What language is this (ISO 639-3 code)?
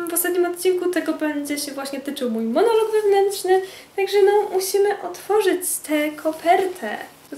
pol